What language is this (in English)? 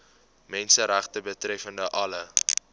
Afrikaans